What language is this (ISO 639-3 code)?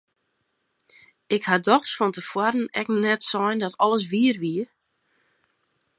fry